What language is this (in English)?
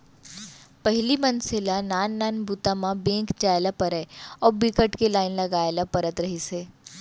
Chhattisgarhi